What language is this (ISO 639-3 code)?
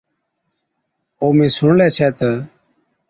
odk